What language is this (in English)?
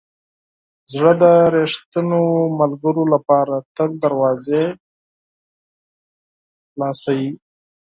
Pashto